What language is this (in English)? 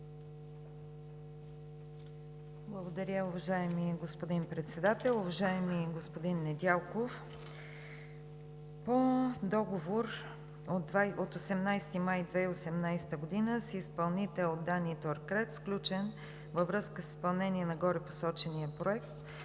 Bulgarian